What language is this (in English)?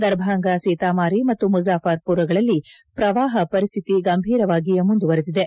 Kannada